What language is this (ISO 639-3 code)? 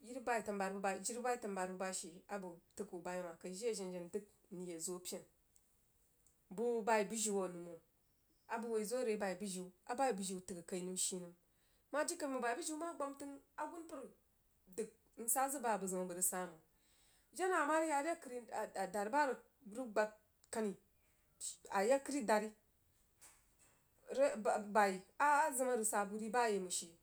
juo